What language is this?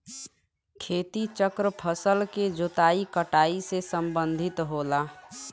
Bhojpuri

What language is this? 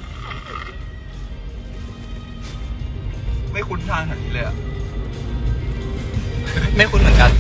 Thai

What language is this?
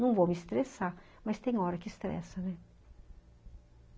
Portuguese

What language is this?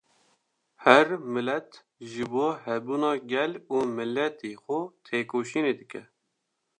Kurdish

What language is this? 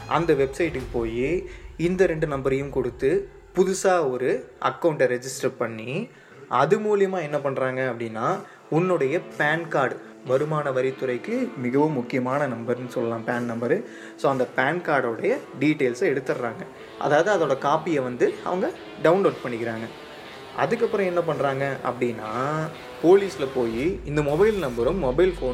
Tamil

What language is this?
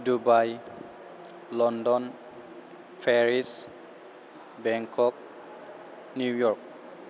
Bodo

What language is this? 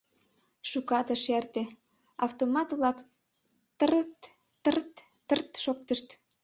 Mari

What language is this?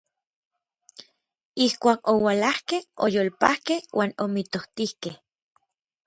Orizaba Nahuatl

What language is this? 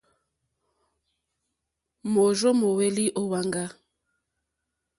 Mokpwe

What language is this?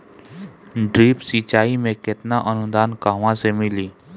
Bhojpuri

